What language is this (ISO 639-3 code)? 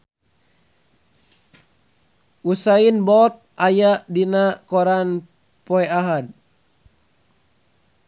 sun